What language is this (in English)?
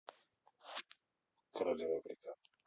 Russian